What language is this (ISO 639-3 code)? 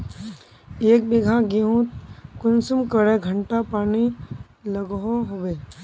mag